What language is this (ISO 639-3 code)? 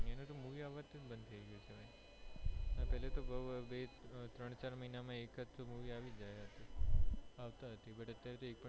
guj